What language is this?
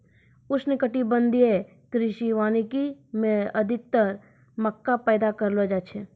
Maithili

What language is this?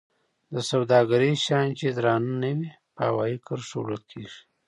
Pashto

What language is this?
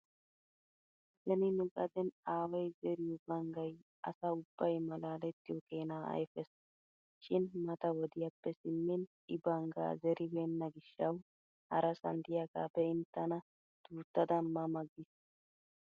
Wolaytta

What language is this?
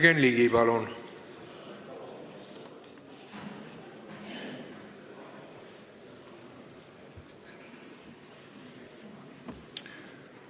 Estonian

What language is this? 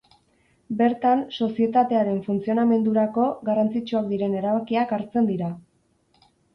Basque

